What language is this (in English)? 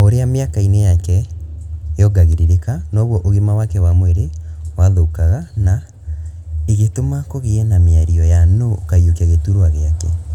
Kikuyu